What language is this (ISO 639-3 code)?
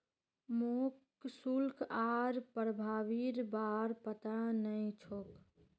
mag